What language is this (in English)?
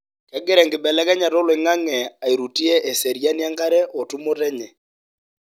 Masai